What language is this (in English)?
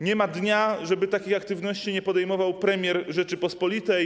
Polish